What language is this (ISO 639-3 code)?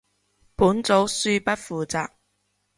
yue